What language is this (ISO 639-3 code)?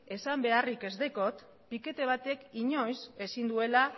eus